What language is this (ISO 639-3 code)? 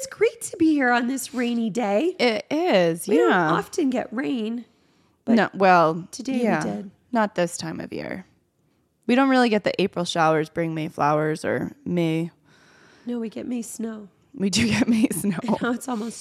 eng